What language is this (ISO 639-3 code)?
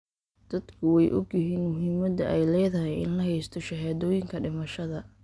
som